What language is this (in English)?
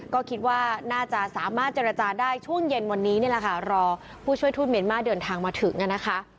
Thai